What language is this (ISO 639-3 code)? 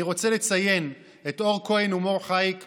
heb